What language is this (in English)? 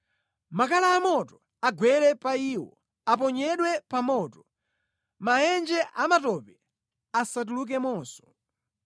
Nyanja